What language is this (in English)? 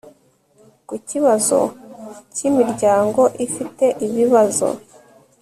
Kinyarwanda